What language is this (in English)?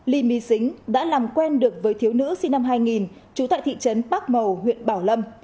Vietnamese